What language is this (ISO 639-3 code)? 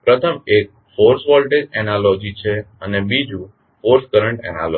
guj